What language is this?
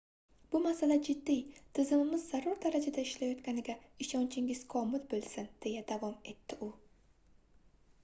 Uzbek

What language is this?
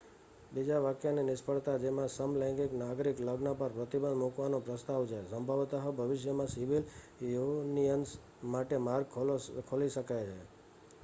Gujarati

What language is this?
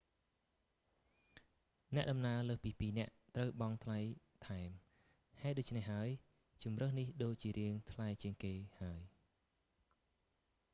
Khmer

